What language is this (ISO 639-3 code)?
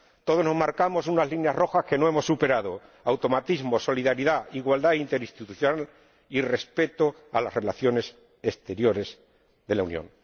spa